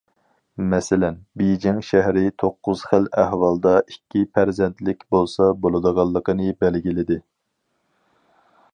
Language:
Uyghur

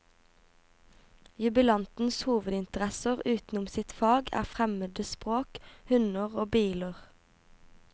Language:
Norwegian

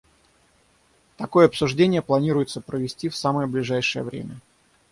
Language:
Russian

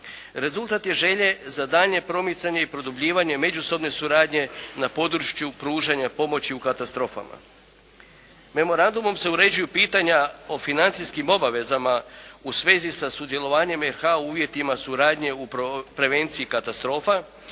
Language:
Croatian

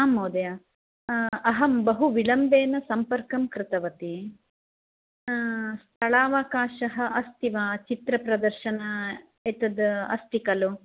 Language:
Sanskrit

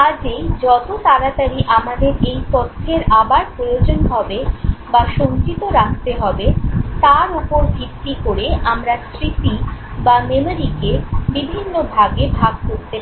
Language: Bangla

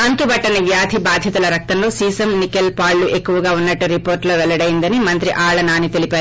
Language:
Telugu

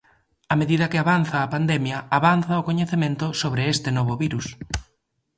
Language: Galician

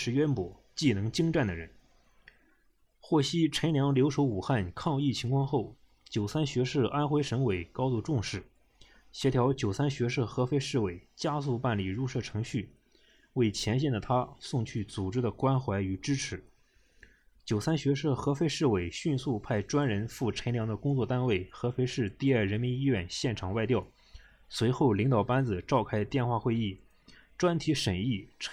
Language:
Chinese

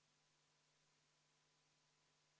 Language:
Estonian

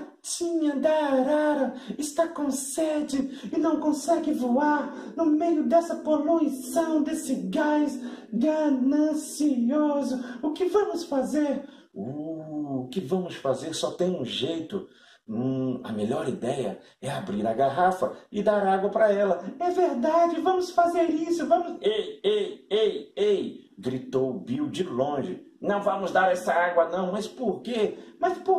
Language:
Portuguese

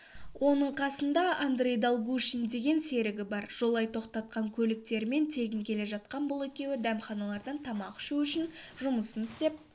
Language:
Kazakh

